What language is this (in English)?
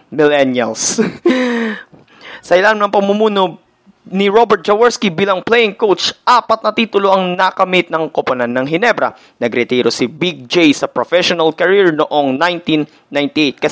Filipino